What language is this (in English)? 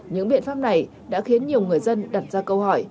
Vietnamese